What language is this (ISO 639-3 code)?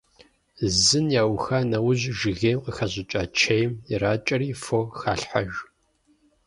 kbd